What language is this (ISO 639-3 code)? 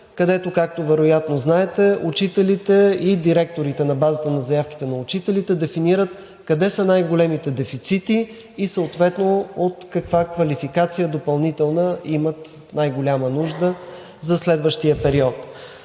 bul